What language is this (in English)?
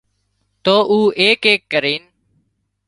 Wadiyara Koli